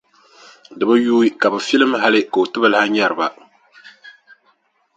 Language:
Dagbani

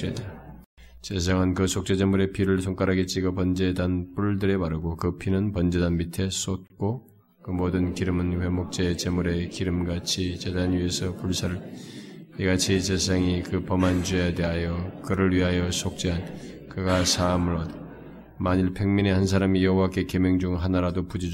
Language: Korean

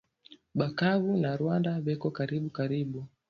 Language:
Swahili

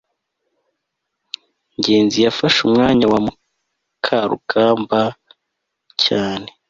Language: Kinyarwanda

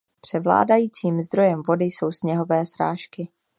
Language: Czech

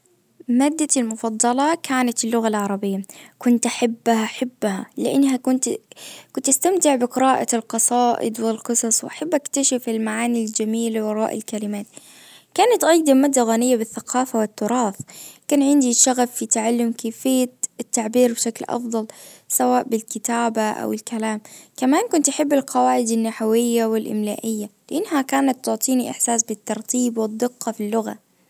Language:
Najdi Arabic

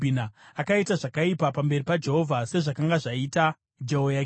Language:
Shona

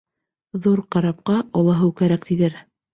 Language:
Bashkir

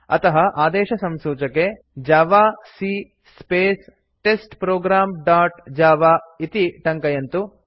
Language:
Sanskrit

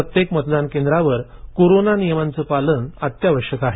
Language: Marathi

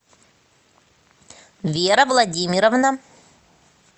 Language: Russian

